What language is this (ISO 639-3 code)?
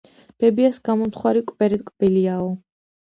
kat